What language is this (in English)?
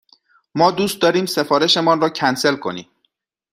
Persian